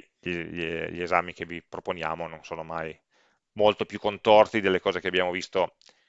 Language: Italian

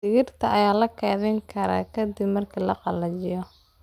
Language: Somali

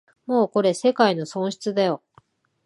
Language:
Japanese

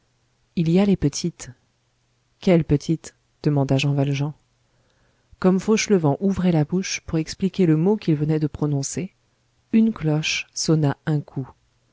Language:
French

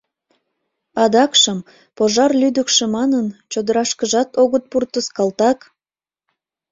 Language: Mari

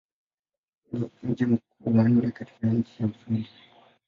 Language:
Swahili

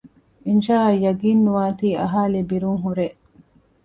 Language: Divehi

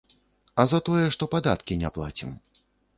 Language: Belarusian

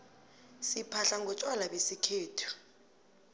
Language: South Ndebele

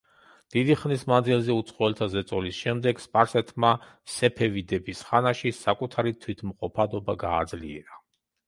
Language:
Georgian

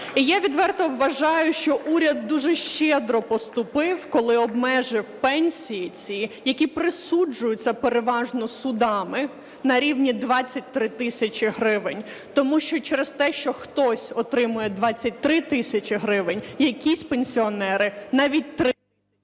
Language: Ukrainian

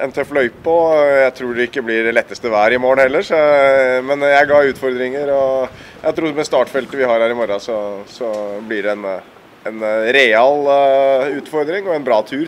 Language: Dutch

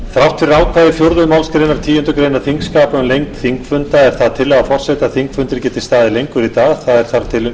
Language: Icelandic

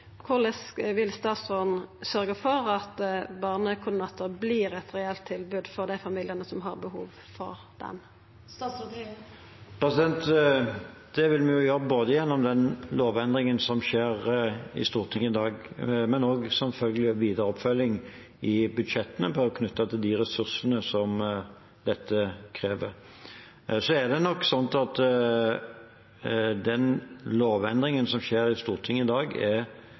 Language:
Norwegian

